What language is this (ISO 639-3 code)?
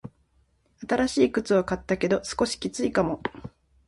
jpn